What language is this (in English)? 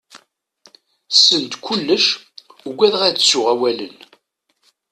Kabyle